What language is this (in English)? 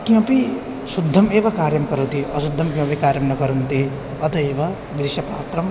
Sanskrit